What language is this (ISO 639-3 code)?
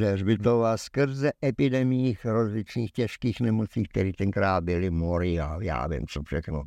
ces